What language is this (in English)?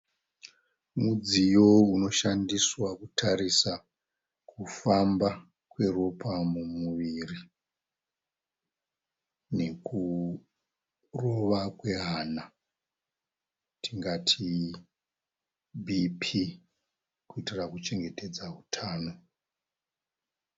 Shona